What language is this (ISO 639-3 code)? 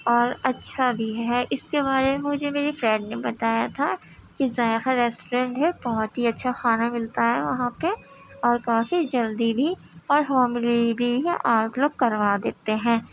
urd